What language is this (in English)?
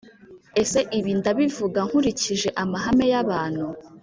Kinyarwanda